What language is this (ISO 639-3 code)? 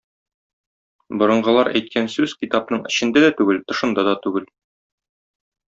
tat